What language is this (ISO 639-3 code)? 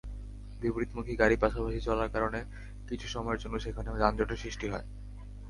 ben